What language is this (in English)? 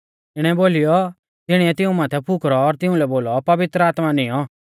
Mahasu Pahari